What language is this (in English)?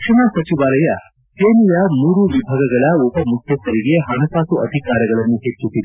Kannada